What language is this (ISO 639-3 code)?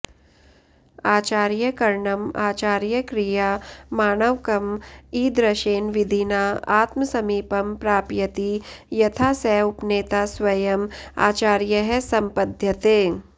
san